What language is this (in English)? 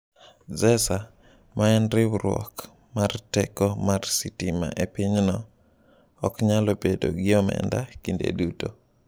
Luo (Kenya and Tanzania)